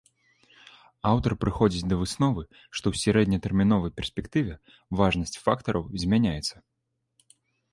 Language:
Belarusian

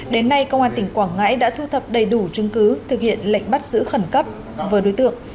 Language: Vietnamese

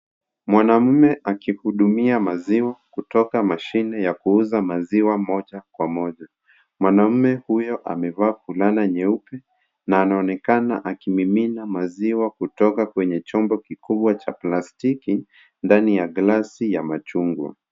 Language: Swahili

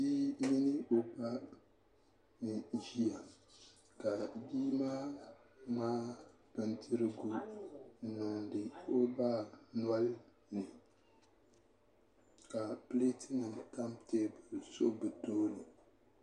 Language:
Dagbani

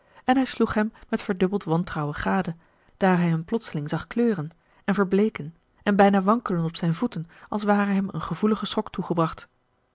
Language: Dutch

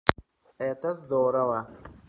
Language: Russian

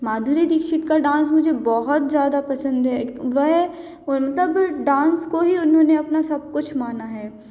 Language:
Hindi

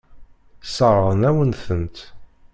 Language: Kabyle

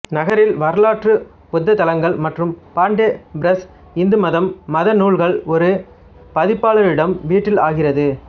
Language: Tamil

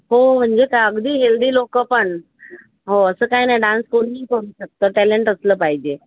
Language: Marathi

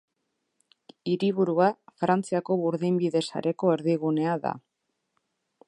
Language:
Basque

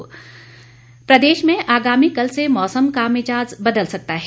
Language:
Hindi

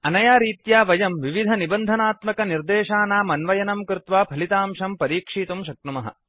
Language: Sanskrit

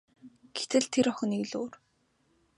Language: Mongolian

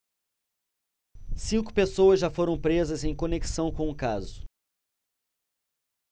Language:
Portuguese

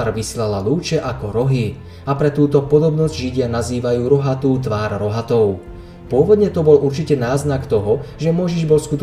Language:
Slovak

